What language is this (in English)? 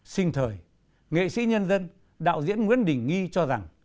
Vietnamese